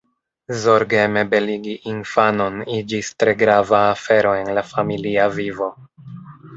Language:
Esperanto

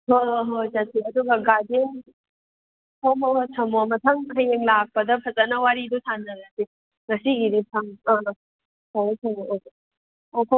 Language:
Manipuri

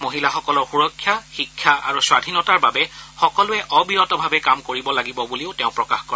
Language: Assamese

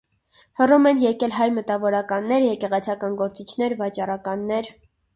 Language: Armenian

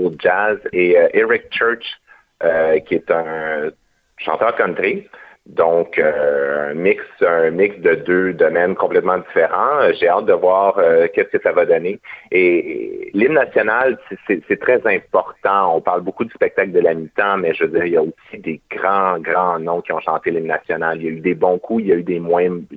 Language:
French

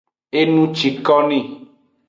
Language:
Aja (Benin)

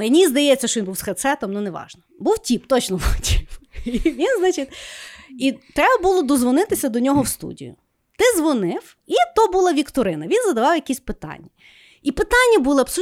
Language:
Ukrainian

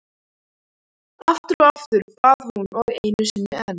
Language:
Icelandic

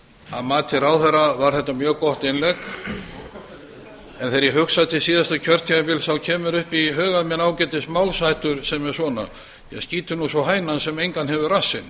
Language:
Icelandic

